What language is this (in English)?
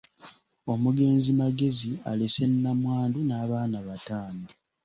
Ganda